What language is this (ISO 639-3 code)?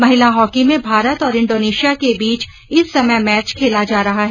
hin